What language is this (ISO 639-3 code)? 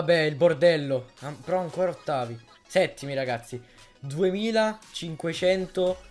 ita